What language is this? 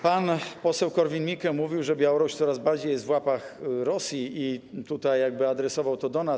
Polish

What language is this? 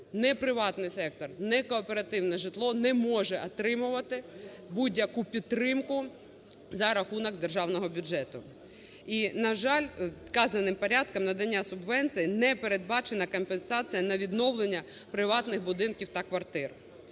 Ukrainian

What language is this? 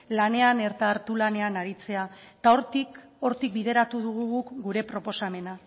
Basque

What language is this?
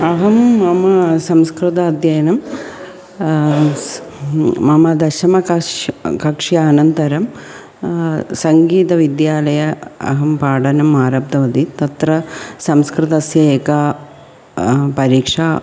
Sanskrit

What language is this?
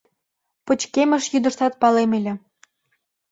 Mari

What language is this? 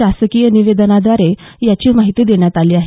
Marathi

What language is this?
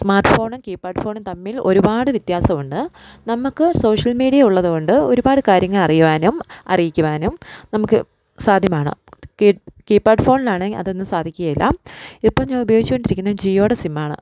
Malayalam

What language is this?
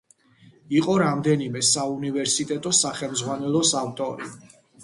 Georgian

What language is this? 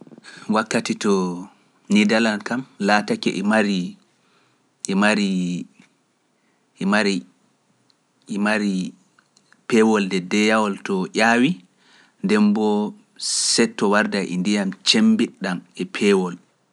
Pular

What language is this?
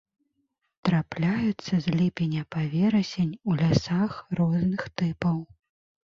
Belarusian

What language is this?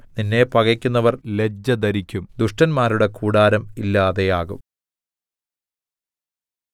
Malayalam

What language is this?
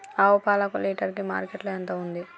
Telugu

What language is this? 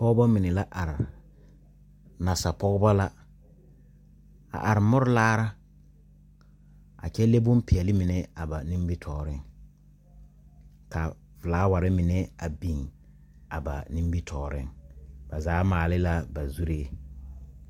Southern Dagaare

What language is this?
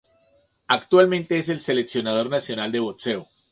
Spanish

